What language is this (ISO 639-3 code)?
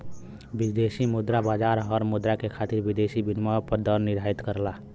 bho